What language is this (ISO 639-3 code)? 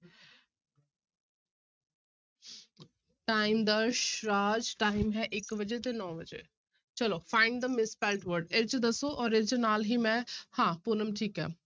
pan